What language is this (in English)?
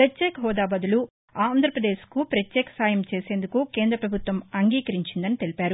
Telugu